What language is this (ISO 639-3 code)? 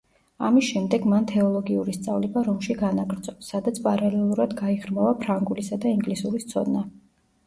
kat